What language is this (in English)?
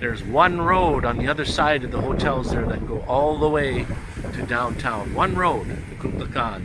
English